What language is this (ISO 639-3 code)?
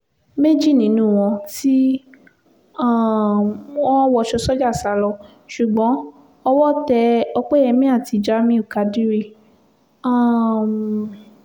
yor